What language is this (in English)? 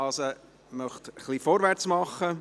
Swiss German